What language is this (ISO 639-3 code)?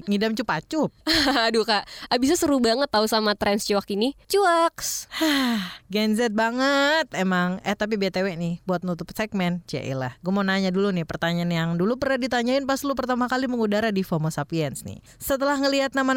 ind